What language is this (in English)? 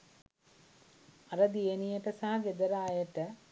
Sinhala